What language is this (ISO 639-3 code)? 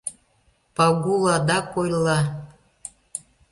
chm